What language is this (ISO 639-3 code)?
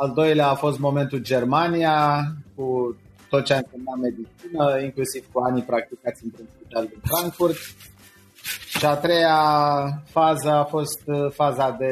ron